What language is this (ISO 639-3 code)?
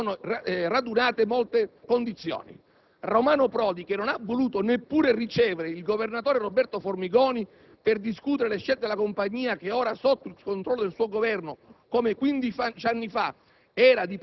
ita